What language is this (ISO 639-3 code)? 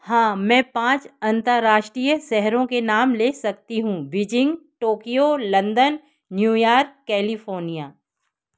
hin